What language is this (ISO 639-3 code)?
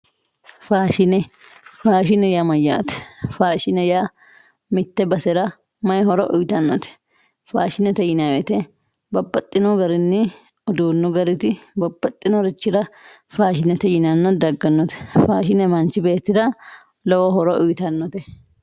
sid